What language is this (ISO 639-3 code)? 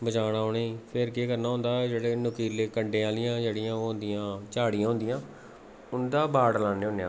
doi